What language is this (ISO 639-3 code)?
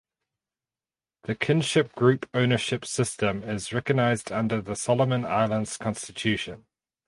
eng